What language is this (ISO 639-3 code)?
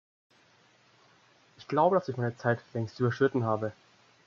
deu